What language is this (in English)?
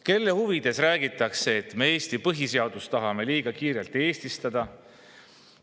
Estonian